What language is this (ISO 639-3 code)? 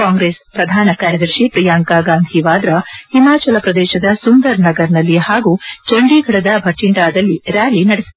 kan